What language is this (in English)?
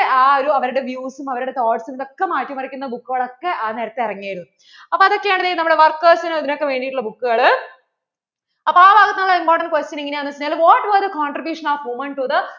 Malayalam